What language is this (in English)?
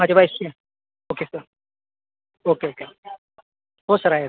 Marathi